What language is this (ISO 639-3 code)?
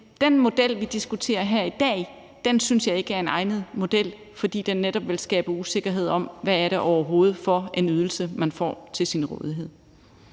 dan